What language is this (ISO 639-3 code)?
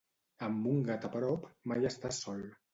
cat